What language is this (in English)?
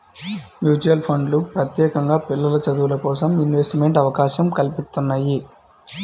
Telugu